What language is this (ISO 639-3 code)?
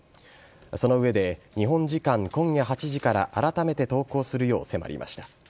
jpn